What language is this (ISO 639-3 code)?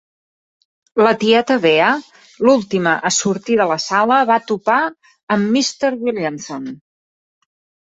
cat